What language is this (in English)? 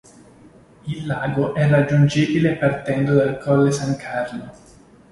Italian